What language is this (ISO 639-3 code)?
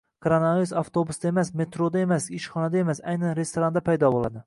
uzb